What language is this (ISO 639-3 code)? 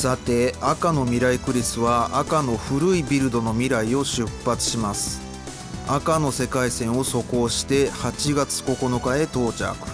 jpn